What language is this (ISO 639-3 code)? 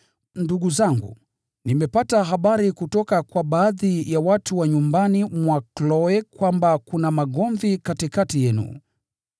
swa